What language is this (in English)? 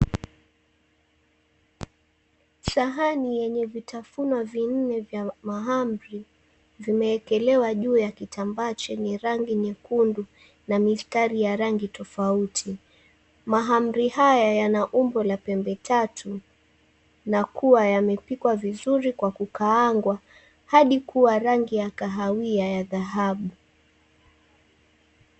Swahili